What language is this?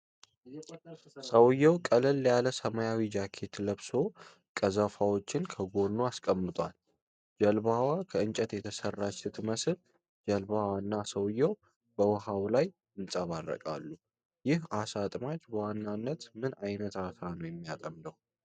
Amharic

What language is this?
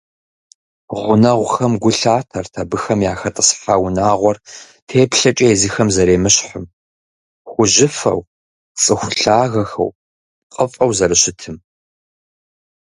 Kabardian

